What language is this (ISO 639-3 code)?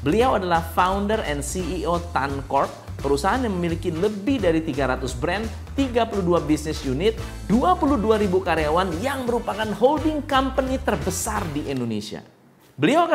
ind